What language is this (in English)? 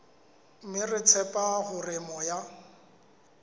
Southern Sotho